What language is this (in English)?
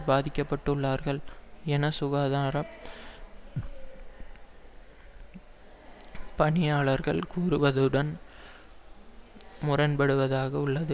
Tamil